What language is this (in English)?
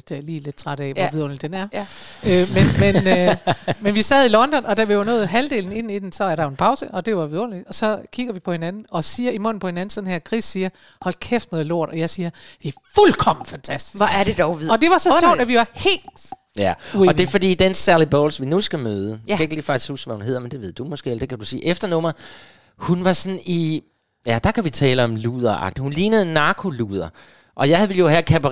Danish